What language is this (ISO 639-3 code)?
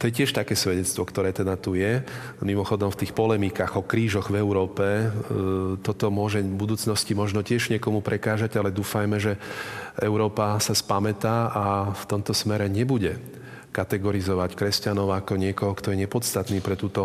slk